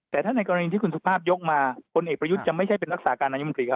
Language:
Thai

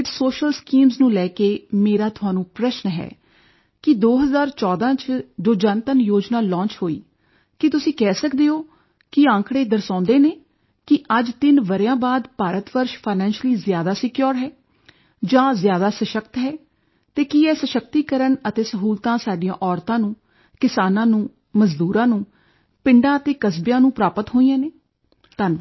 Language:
Punjabi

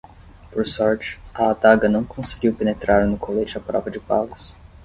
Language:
Portuguese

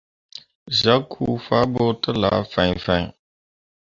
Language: Mundang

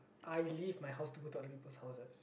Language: English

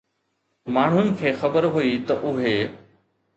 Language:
Sindhi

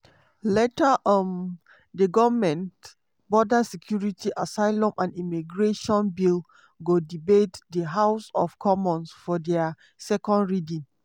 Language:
Nigerian Pidgin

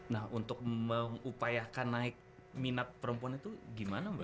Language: Indonesian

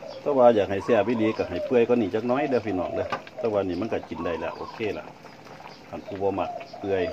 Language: Thai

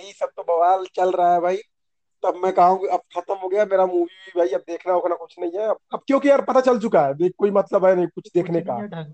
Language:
Hindi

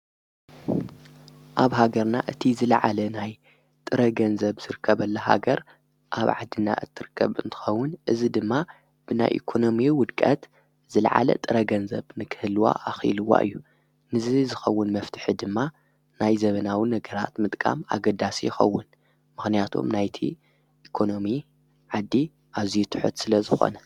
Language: Tigrinya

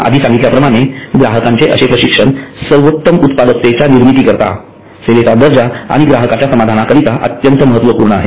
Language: Marathi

